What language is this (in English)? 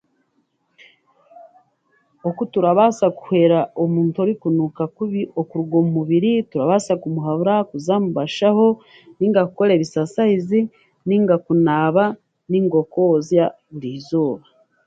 Chiga